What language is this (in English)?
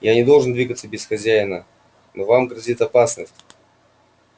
Russian